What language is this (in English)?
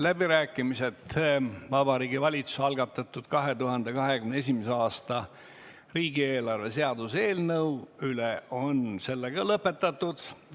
Estonian